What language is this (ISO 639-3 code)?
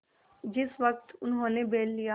hin